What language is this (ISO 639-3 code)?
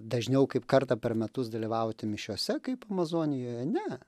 lit